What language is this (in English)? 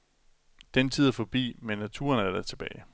Danish